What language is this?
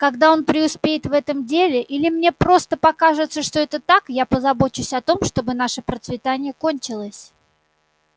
Russian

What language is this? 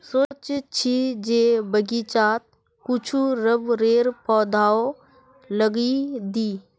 Magahi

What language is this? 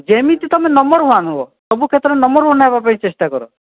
Odia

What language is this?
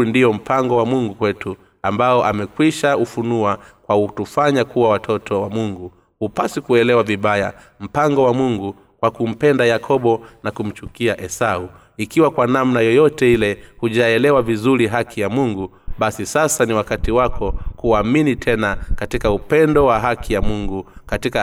Swahili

